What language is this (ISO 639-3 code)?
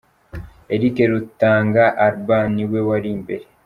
kin